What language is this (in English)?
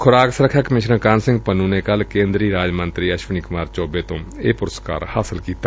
Punjabi